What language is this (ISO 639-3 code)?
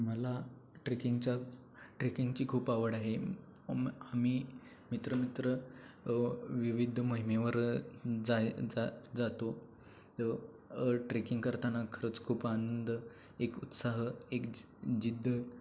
mar